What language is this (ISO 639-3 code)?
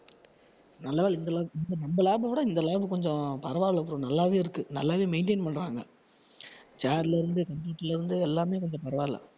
tam